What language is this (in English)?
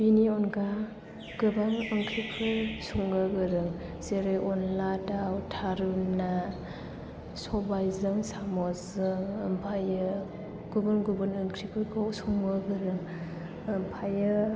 Bodo